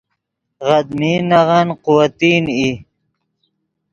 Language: Yidgha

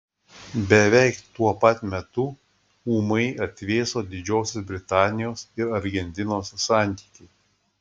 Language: Lithuanian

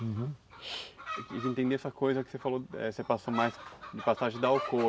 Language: Portuguese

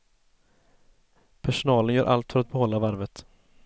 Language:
Swedish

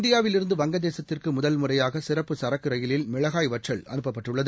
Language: Tamil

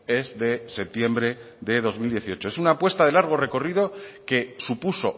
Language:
Spanish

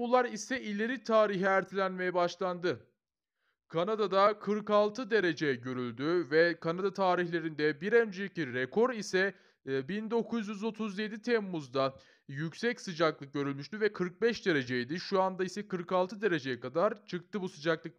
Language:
Turkish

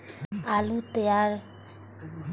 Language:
Maithili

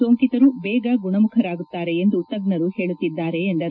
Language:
Kannada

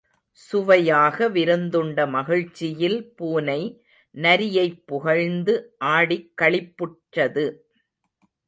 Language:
Tamil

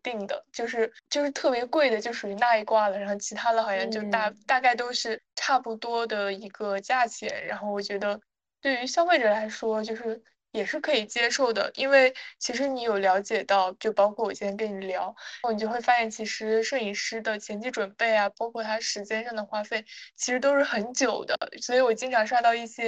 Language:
Chinese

